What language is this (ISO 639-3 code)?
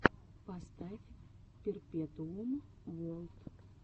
rus